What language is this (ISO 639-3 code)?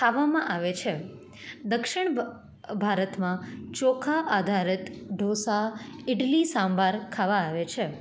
guj